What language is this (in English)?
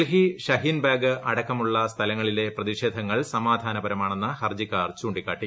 Malayalam